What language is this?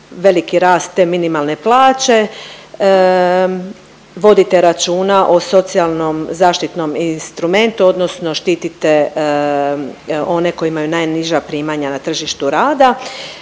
Croatian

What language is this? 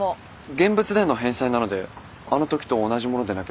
Japanese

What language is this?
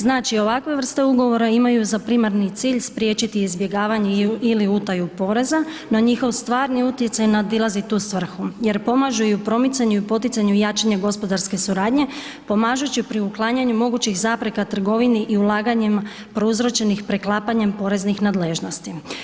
Croatian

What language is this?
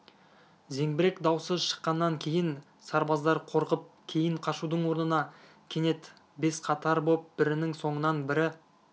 Kazakh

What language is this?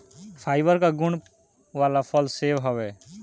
Bhojpuri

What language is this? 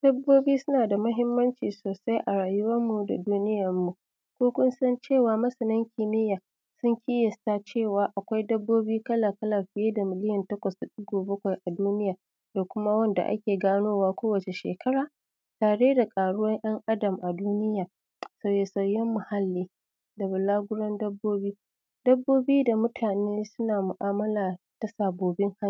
Hausa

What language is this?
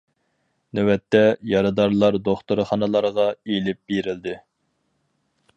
Uyghur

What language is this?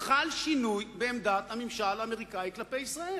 Hebrew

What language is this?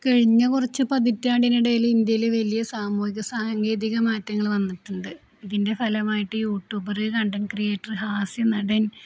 Malayalam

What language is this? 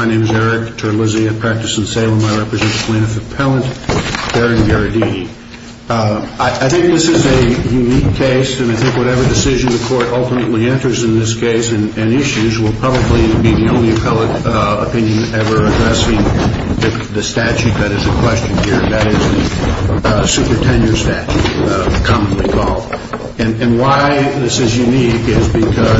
English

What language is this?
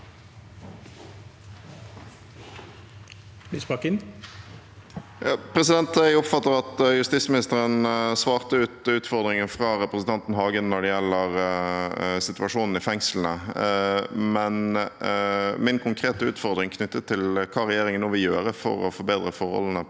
Norwegian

